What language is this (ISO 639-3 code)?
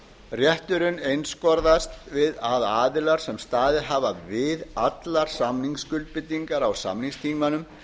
isl